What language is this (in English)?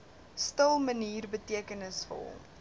Afrikaans